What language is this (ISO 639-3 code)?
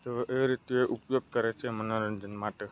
guj